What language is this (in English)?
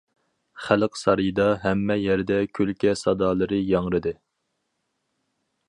Uyghur